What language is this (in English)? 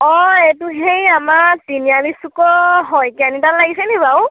Assamese